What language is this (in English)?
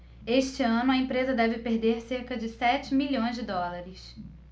Portuguese